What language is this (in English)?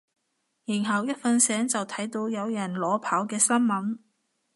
Cantonese